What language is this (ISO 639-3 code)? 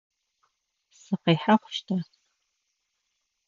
ady